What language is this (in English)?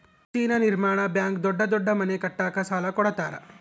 Kannada